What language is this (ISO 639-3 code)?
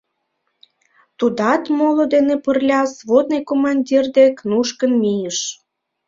chm